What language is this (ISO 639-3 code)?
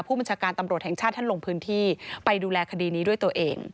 tha